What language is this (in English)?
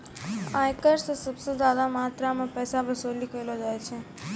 Maithili